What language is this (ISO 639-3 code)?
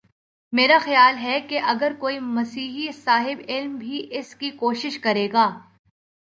urd